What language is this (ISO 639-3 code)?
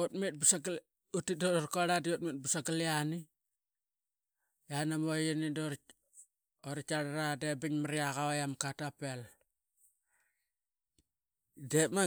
byx